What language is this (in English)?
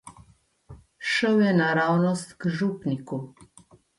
Slovenian